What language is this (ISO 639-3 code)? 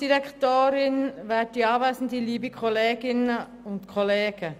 gsw